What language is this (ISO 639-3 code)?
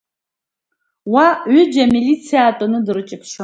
abk